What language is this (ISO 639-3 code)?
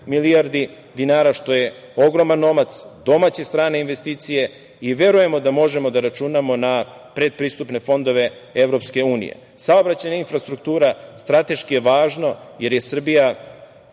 srp